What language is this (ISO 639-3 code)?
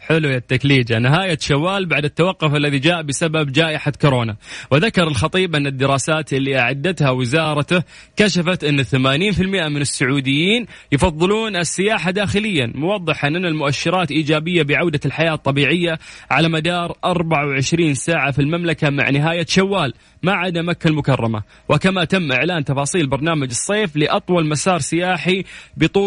ara